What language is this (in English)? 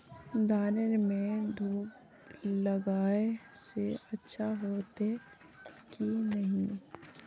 Magahi